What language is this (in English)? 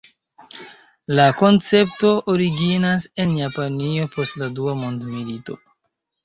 Esperanto